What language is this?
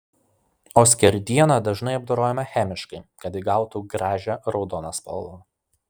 Lithuanian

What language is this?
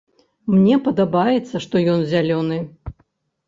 Belarusian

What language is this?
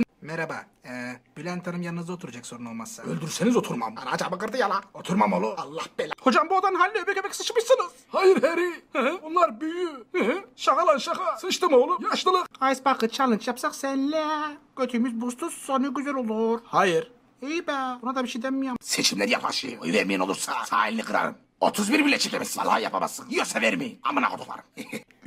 Turkish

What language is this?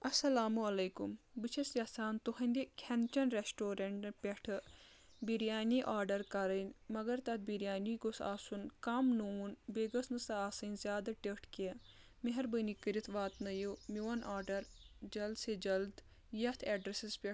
Kashmiri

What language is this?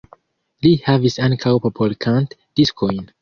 Esperanto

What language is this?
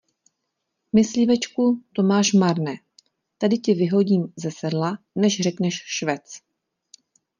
Czech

